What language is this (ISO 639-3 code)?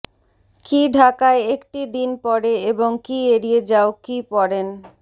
ben